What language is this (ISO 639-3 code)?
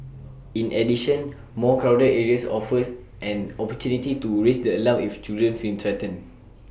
eng